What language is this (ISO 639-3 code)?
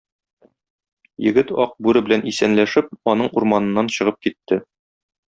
tat